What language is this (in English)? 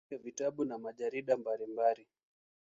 Swahili